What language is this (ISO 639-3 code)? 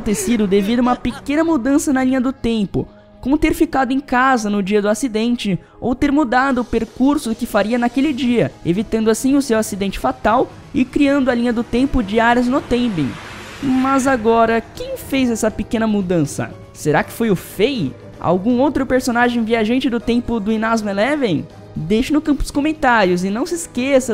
por